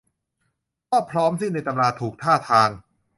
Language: Thai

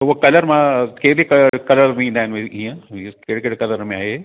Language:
Sindhi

